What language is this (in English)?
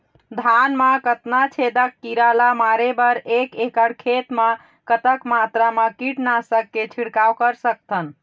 Chhattisgarhi